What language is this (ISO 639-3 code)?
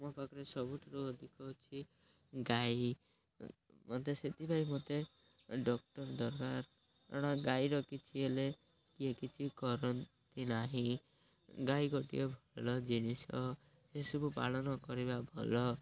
ori